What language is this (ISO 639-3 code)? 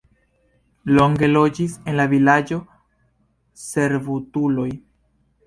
epo